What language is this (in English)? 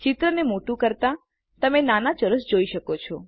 Gujarati